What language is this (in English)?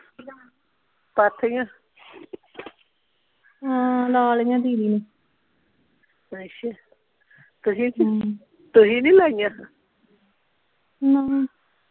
Punjabi